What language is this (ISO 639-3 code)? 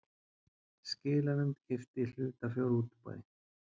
isl